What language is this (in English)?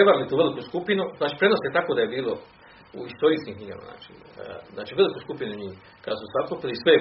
Croatian